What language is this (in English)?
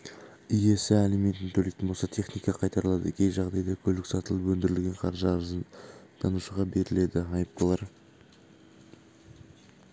Kazakh